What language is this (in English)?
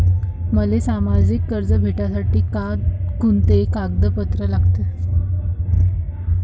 Marathi